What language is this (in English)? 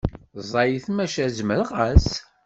Kabyle